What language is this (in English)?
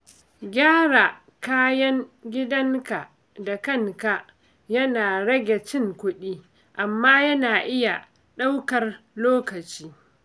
Hausa